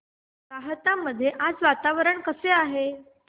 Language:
Marathi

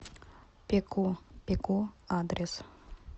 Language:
Russian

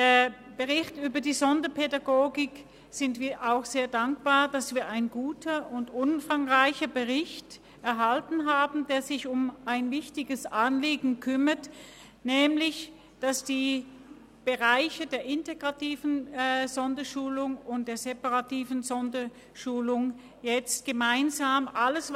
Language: Swiss German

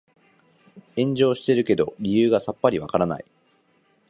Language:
Japanese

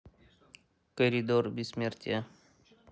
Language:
Russian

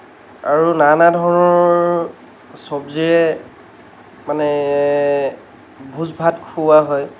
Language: Assamese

